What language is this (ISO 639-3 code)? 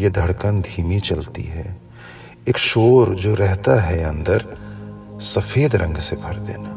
hin